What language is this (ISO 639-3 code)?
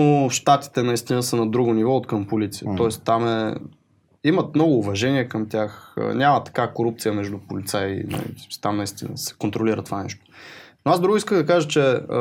bul